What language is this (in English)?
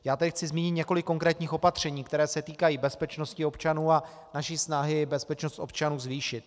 Czech